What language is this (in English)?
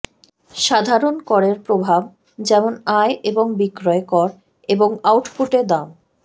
Bangla